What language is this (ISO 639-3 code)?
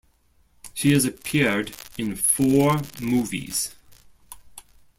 eng